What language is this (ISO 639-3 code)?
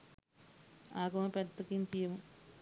sin